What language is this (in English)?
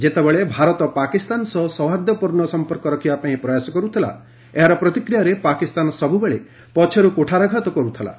Odia